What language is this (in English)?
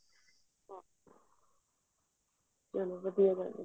Punjabi